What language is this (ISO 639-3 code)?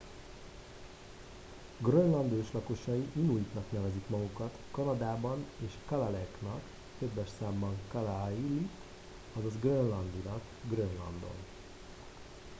hun